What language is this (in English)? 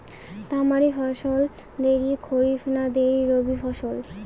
Bangla